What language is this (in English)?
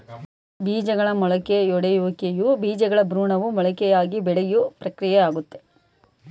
Kannada